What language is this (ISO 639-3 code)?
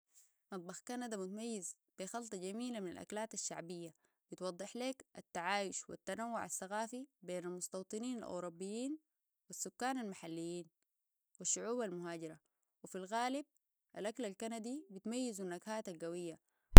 apd